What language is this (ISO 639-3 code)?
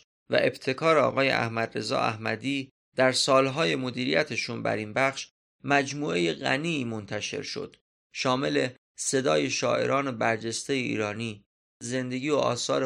fas